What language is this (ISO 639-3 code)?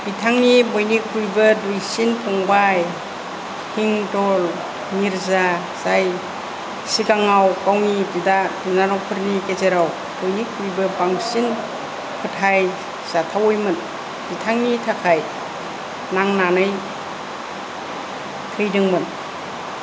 brx